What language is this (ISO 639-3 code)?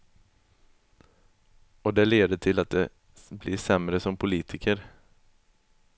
swe